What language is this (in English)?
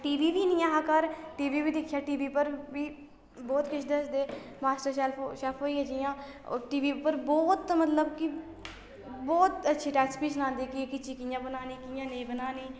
Dogri